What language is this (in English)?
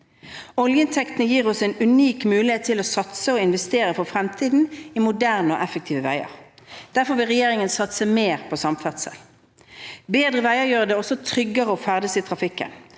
Norwegian